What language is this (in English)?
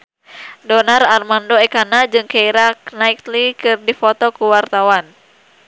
Sundanese